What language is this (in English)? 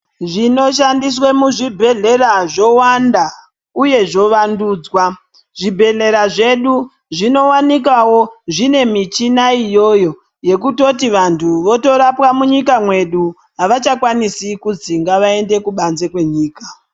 Ndau